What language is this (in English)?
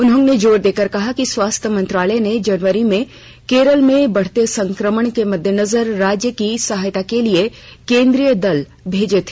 Hindi